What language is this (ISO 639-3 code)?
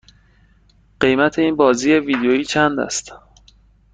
fas